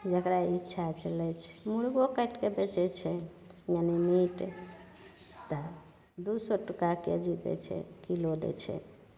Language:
Maithili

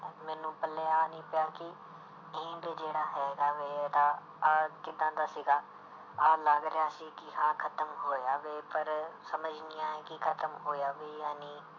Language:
Punjabi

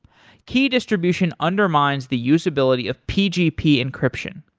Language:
English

